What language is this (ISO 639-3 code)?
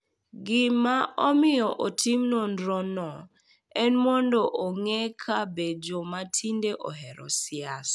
luo